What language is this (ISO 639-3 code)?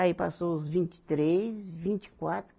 por